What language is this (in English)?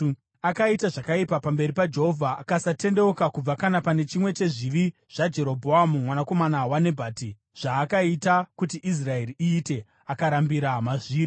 Shona